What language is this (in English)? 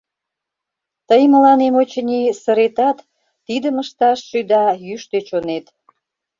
Mari